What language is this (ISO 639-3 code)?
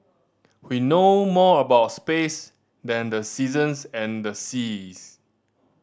eng